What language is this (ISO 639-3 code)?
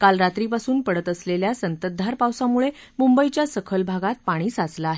mar